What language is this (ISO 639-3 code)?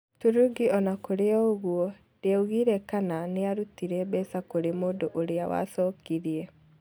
kik